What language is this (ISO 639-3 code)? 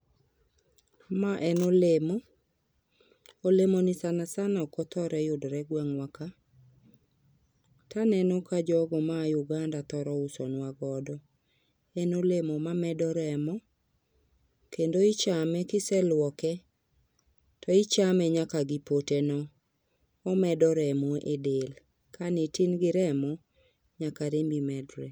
luo